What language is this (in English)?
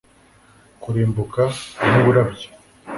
Kinyarwanda